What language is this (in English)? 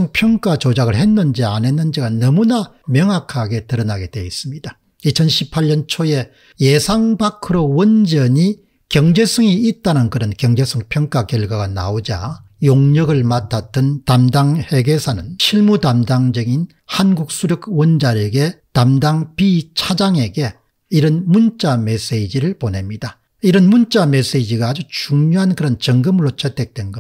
Korean